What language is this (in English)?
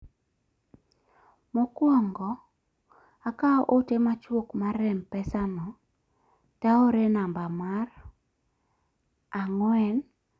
Luo (Kenya and Tanzania)